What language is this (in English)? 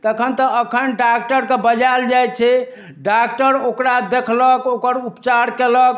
Maithili